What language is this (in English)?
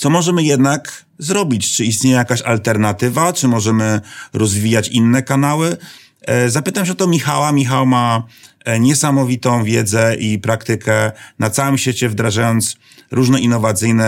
Polish